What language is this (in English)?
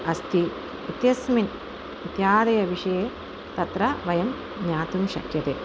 Sanskrit